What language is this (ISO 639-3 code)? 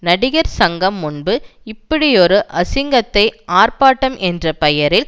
tam